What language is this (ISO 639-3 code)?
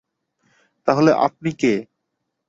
ben